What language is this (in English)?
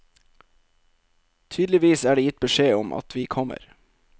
Norwegian